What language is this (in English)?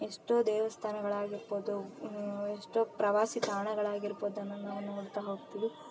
Kannada